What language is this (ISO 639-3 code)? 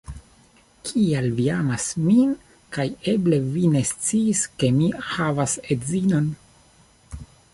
epo